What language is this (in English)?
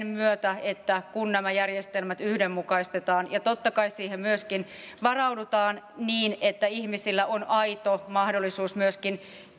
Finnish